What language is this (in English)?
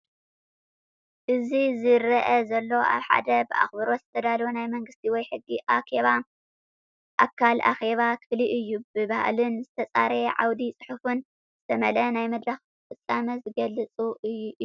Tigrinya